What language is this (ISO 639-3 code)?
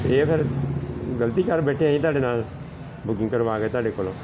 pan